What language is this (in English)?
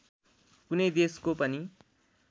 Nepali